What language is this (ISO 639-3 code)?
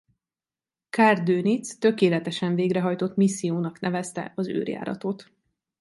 hun